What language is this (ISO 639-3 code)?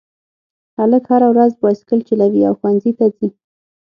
pus